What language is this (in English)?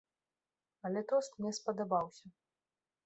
Belarusian